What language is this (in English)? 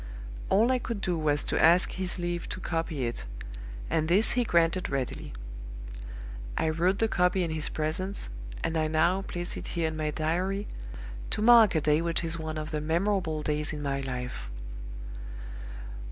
English